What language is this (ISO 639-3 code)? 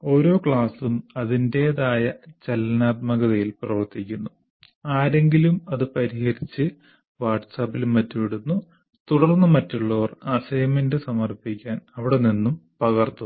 mal